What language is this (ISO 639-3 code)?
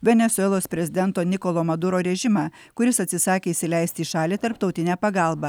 lit